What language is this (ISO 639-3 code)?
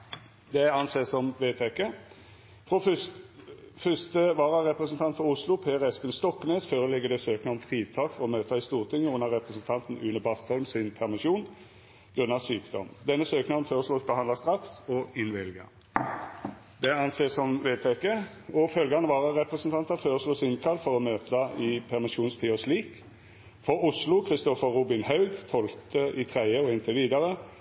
nno